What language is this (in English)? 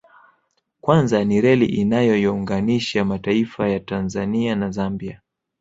Swahili